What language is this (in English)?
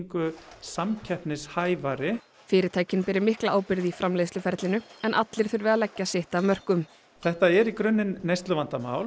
Icelandic